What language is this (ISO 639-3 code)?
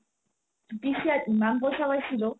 asm